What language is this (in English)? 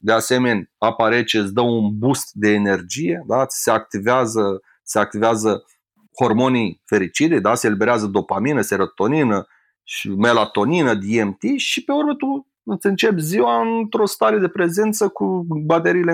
Romanian